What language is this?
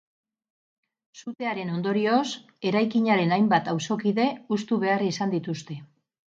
Basque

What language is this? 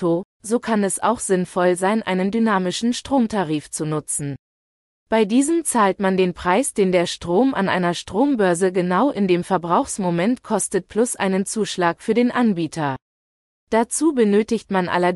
German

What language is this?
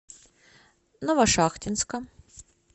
Russian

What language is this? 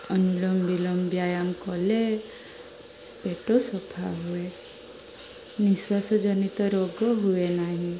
Odia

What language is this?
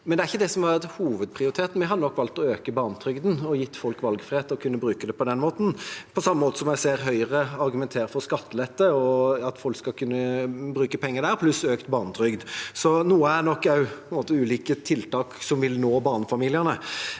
Norwegian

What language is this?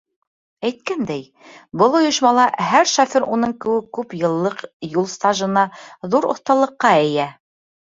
Bashkir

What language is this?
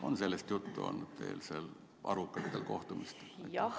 Estonian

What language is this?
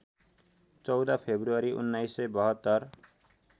Nepali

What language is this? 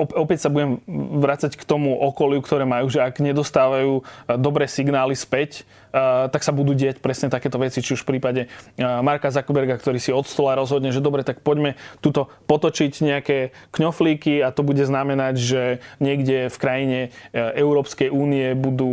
Slovak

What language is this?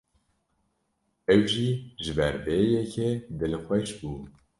Kurdish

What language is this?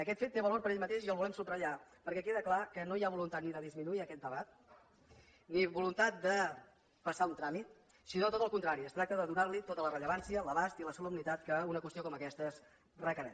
Catalan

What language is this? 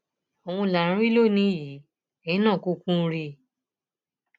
Yoruba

